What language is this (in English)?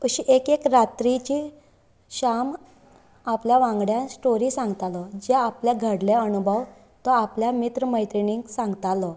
Konkani